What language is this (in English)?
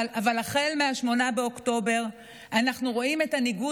Hebrew